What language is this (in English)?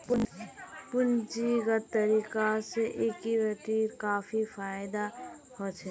Magahi